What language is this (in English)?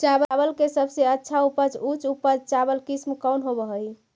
Magahi